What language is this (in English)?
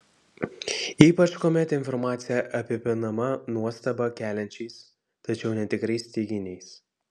Lithuanian